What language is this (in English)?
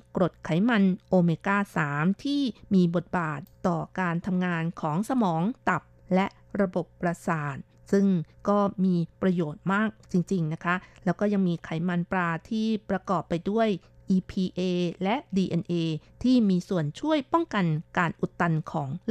Thai